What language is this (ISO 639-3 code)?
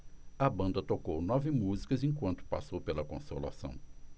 por